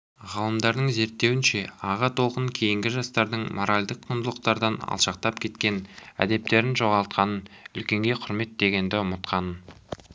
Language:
Kazakh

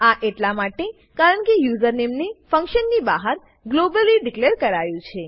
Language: Gujarati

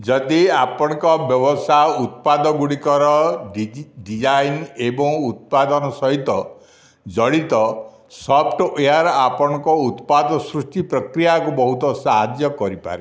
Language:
Odia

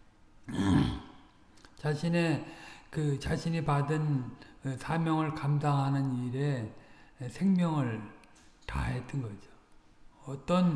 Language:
Korean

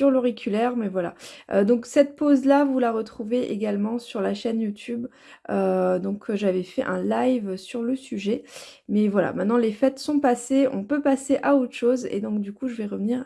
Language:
French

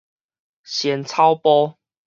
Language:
Min Nan Chinese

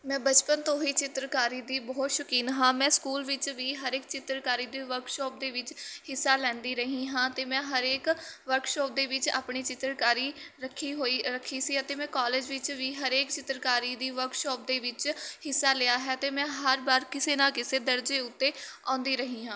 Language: Punjabi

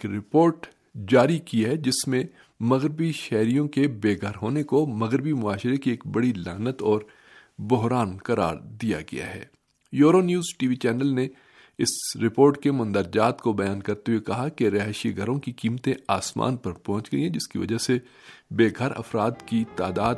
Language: Urdu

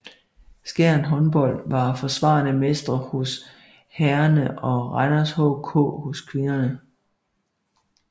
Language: Danish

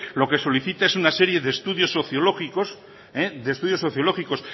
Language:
Spanish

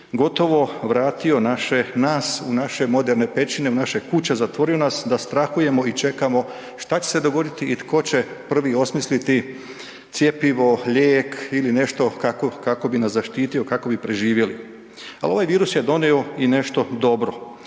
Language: Croatian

